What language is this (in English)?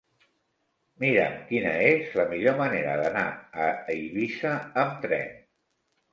Catalan